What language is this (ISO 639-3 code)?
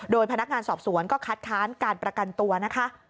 tha